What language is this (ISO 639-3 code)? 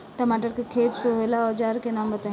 bho